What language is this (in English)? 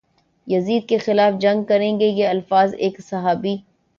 Urdu